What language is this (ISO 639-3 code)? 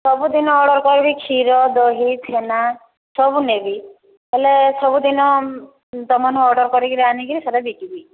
ori